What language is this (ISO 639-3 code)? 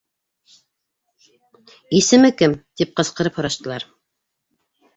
bak